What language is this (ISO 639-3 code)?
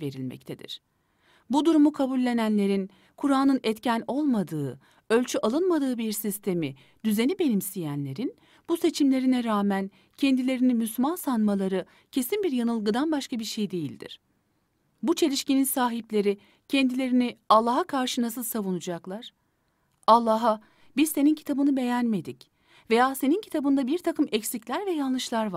tur